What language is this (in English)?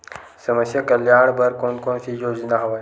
Chhattisgarhi